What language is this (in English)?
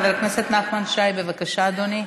Hebrew